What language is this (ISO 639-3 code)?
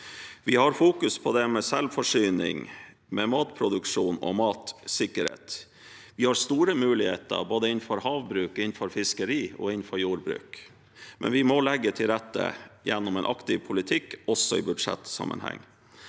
nor